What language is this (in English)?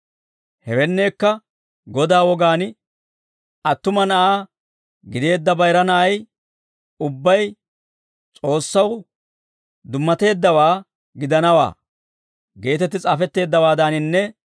Dawro